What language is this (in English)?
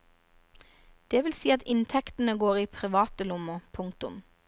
Norwegian